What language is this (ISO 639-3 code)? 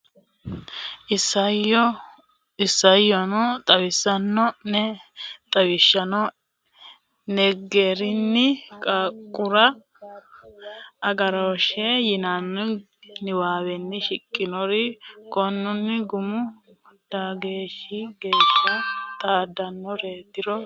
sid